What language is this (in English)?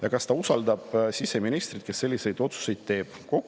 Estonian